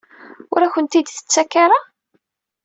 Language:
Kabyle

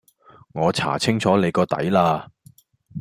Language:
Cantonese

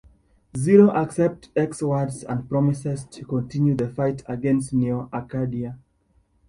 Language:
English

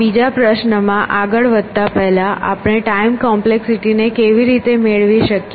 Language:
Gujarati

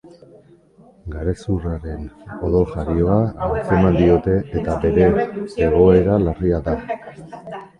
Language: Basque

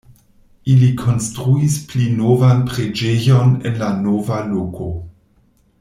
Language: Esperanto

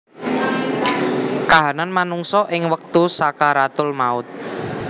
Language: Javanese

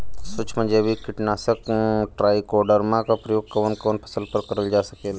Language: Bhojpuri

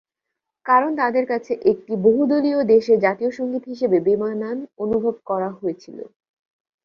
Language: Bangla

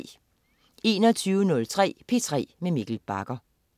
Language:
Danish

